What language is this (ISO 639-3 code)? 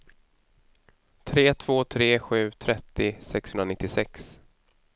swe